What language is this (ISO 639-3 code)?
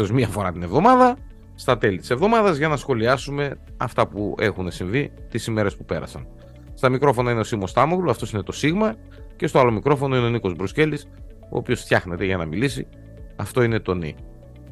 ell